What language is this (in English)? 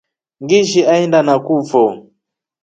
Rombo